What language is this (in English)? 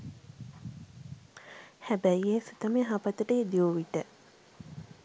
Sinhala